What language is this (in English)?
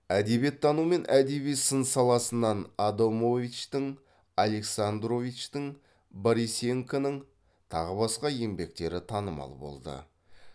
Kazakh